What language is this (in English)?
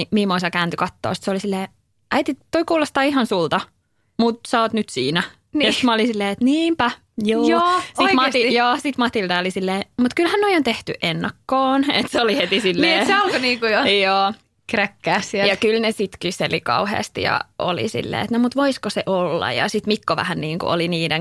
Finnish